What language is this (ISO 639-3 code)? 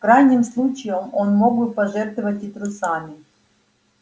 rus